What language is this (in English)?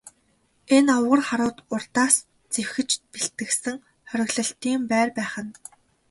Mongolian